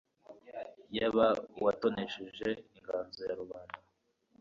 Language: Kinyarwanda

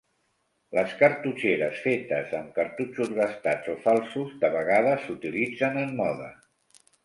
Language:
Catalan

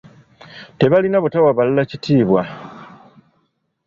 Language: Ganda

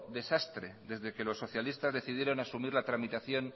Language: Spanish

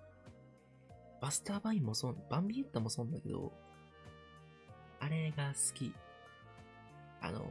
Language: Japanese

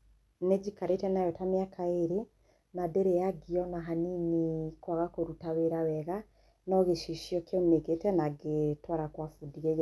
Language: Kikuyu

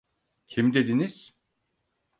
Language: Turkish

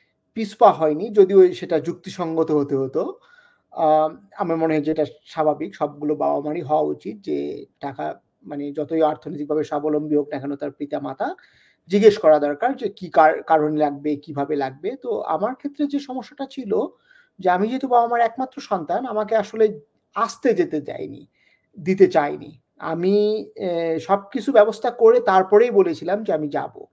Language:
Bangla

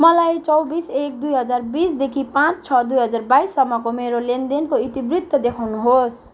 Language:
Nepali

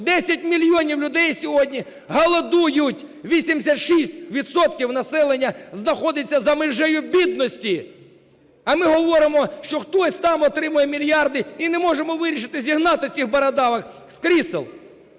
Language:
Ukrainian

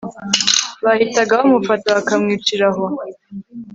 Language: Kinyarwanda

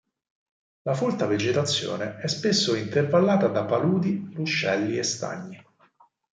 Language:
Italian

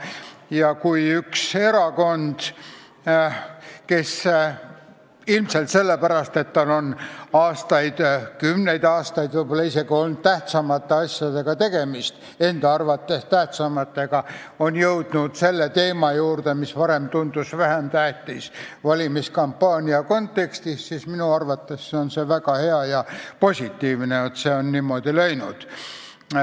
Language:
Estonian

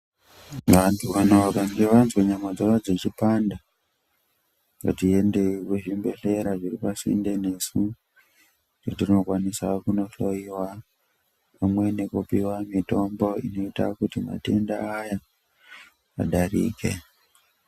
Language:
Ndau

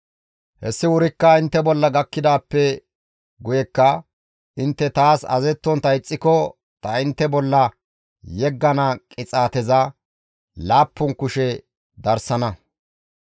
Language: Gamo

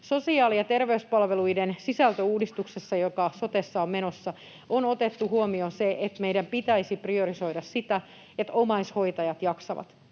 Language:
Finnish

